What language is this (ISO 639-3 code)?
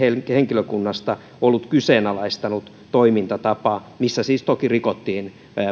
fin